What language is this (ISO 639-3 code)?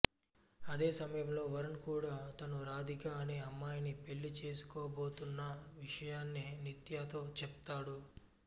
tel